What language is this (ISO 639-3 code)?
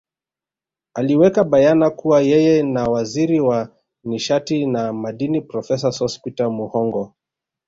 swa